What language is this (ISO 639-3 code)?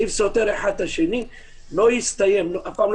heb